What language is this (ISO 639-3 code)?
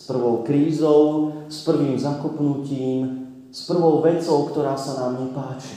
slk